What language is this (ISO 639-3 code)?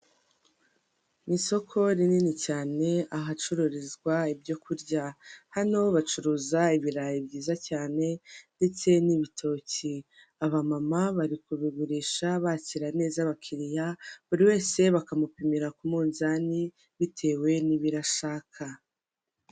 kin